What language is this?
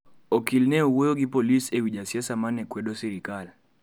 Luo (Kenya and Tanzania)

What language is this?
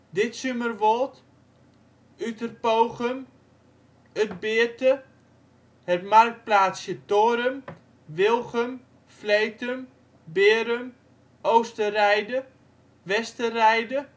Dutch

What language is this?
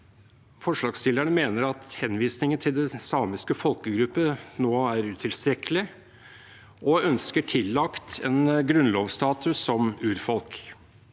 Norwegian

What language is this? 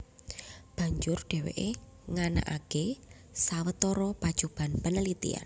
Javanese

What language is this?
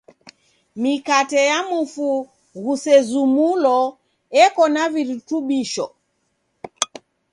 Taita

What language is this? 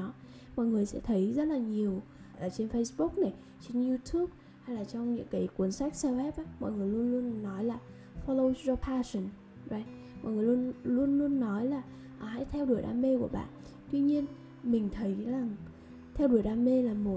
Vietnamese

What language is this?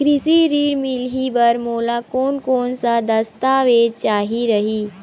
Chhattisgarhi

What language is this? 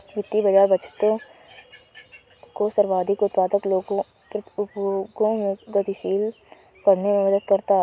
Hindi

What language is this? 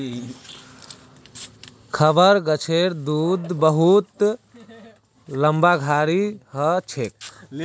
Magahi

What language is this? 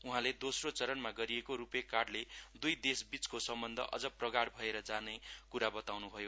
Nepali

